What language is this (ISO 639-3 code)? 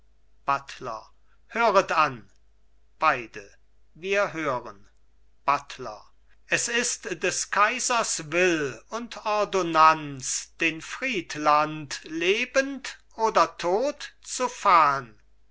deu